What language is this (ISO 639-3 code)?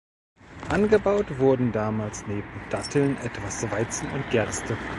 deu